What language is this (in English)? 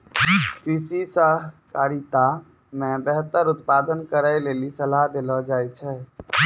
Maithili